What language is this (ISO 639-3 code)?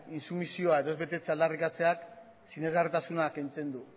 eus